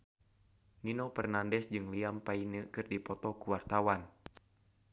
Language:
Sundanese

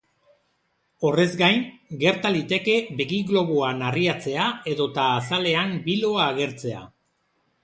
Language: Basque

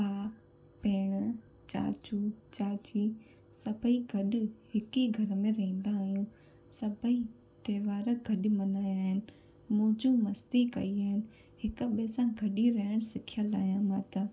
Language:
Sindhi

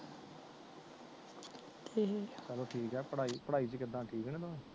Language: Punjabi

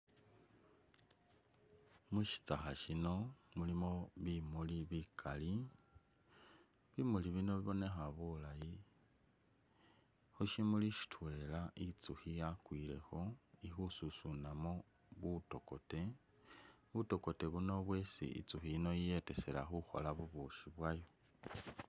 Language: Masaaba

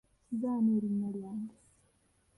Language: Ganda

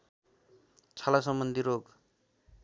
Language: Nepali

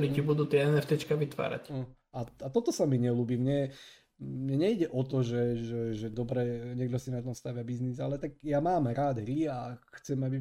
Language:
Slovak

